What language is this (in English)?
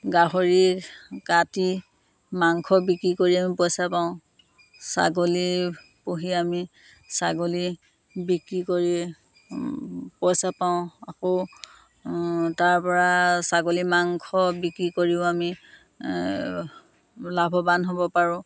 Assamese